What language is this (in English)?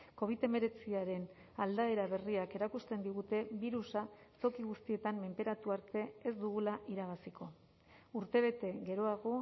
Basque